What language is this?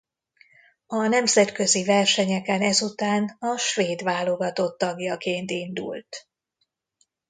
Hungarian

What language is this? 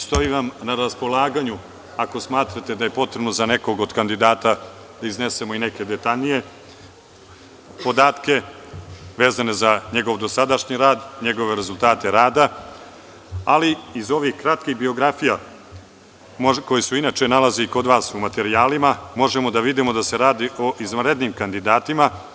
Serbian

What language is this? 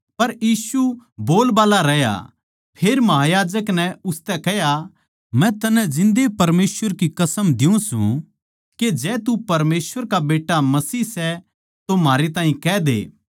Haryanvi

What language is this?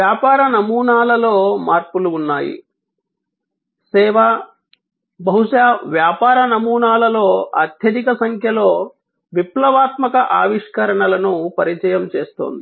Telugu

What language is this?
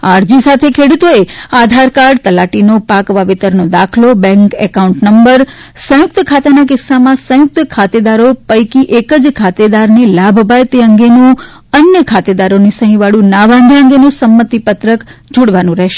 Gujarati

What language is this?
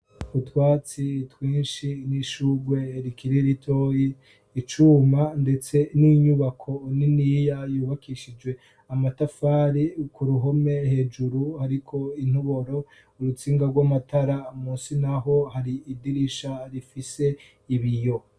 Rundi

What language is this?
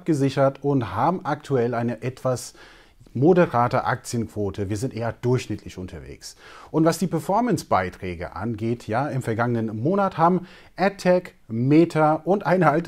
German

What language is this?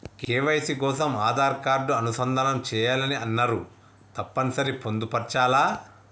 Telugu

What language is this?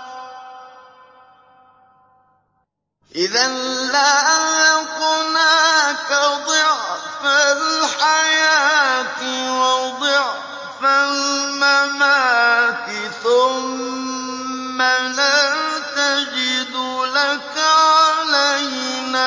Arabic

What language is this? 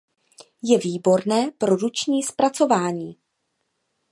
Czech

